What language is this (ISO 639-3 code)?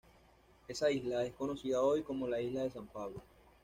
spa